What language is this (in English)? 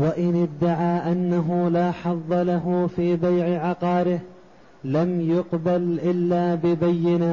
Arabic